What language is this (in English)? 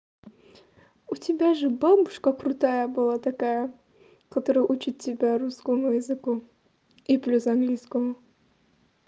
Russian